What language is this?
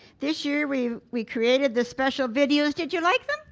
English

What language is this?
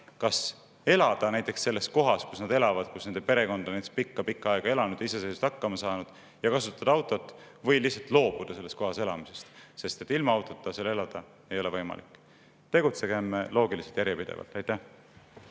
Estonian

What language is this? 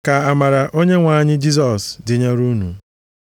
Igbo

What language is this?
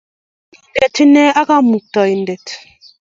Kalenjin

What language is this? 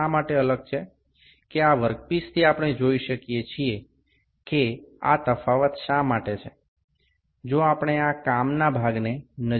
Bangla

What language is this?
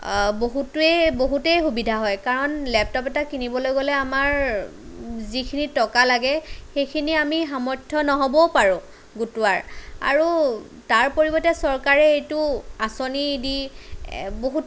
Assamese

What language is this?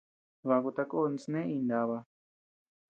Tepeuxila Cuicatec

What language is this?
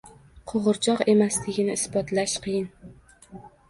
Uzbek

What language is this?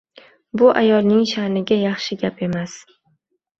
Uzbek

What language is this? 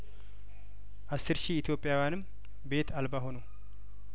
Amharic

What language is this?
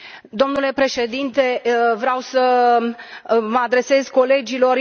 Romanian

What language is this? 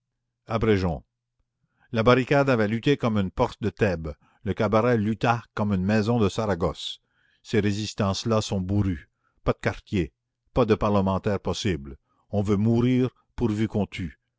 French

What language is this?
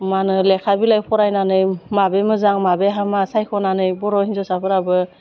Bodo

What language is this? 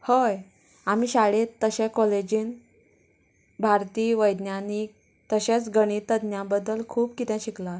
Konkani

